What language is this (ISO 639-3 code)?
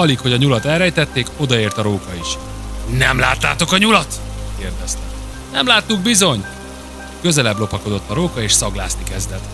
hun